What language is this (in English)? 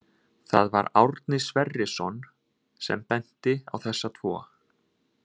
Icelandic